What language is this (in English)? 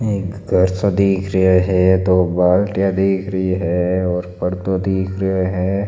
Marwari